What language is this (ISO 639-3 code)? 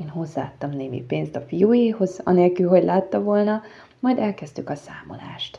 hun